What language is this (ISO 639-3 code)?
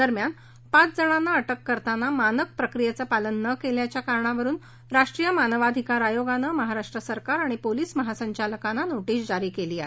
mar